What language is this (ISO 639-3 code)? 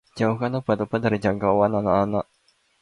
ind